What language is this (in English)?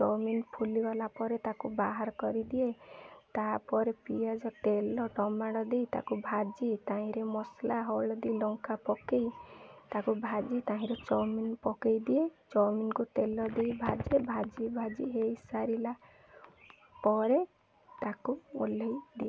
Odia